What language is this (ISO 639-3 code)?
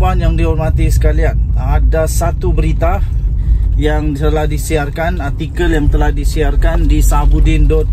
msa